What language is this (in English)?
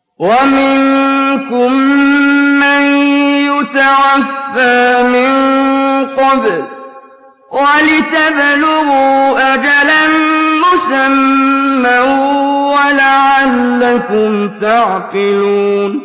Arabic